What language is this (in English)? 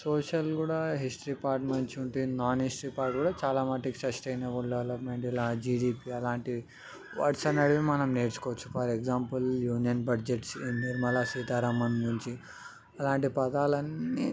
Telugu